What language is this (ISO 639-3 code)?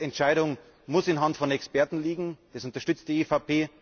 deu